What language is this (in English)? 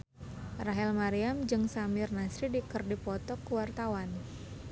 Sundanese